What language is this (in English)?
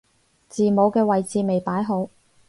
Cantonese